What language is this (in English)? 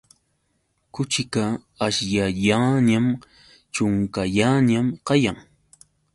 Yauyos Quechua